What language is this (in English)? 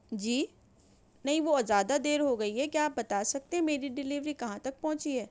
Urdu